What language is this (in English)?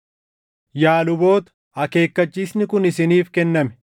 Oromo